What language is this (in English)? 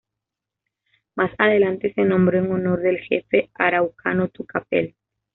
Spanish